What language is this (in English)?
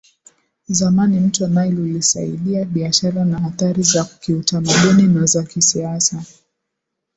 Swahili